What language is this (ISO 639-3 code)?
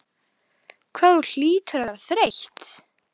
isl